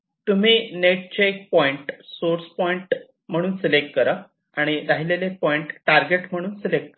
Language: Marathi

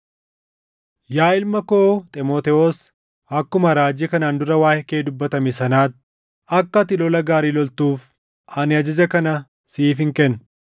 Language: Oromo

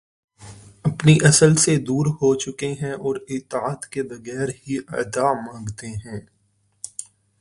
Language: Urdu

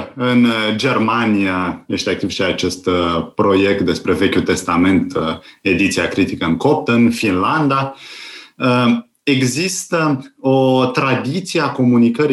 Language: Romanian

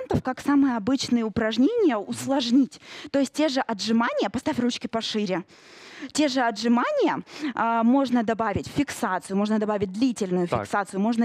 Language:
Russian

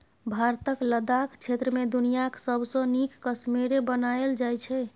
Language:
Maithili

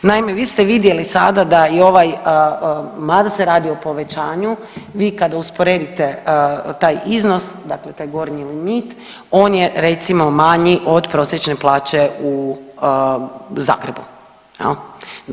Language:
Croatian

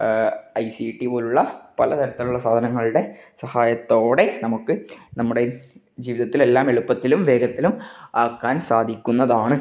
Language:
Malayalam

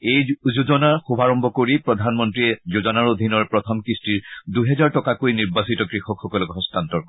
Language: Assamese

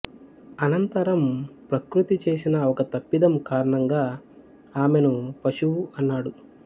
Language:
Telugu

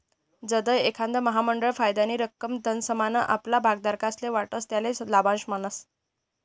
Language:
Marathi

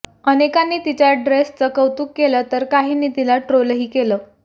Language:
Marathi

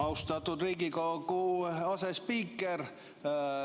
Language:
Estonian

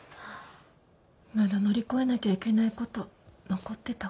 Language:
Japanese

